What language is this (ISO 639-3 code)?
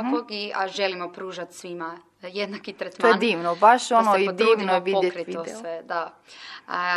hrv